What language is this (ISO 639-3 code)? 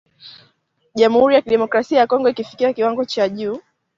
swa